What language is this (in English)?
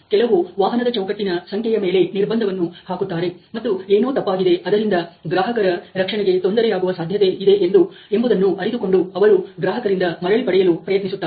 Kannada